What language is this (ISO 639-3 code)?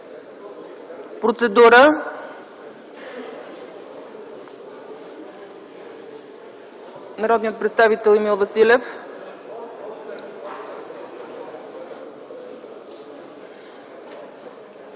bul